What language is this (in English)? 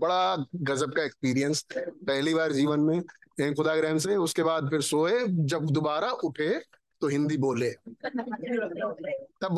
Hindi